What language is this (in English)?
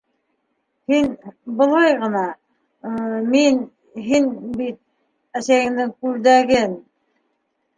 Bashkir